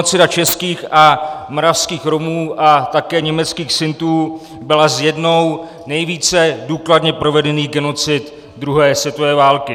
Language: Czech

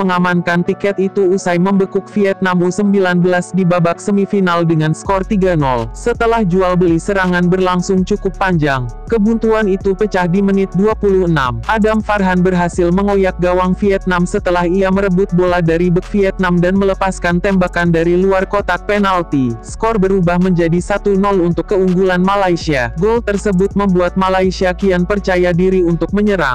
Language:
Indonesian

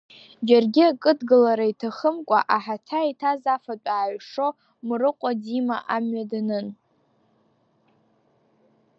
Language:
Abkhazian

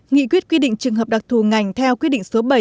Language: Vietnamese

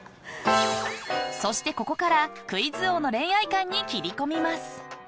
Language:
Japanese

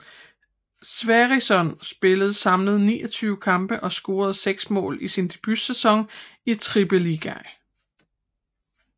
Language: Danish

